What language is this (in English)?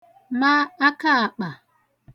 Igbo